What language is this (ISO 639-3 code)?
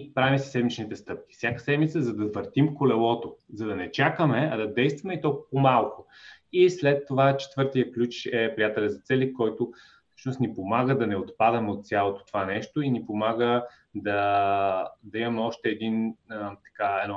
bul